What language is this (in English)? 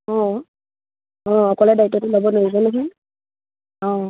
Assamese